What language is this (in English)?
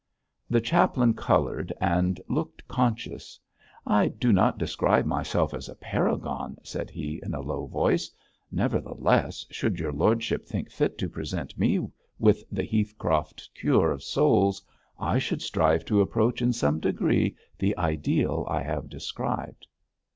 English